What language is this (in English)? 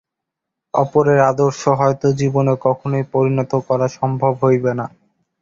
Bangla